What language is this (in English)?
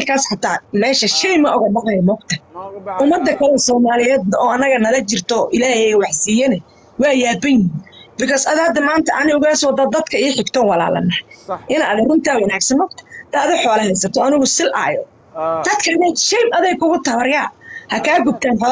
Arabic